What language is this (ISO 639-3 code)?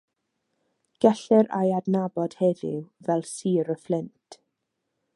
cym